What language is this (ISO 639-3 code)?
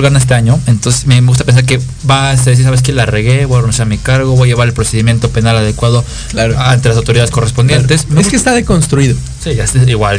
spa